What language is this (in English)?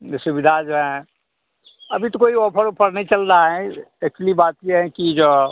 Hindi